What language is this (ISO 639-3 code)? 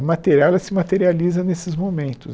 por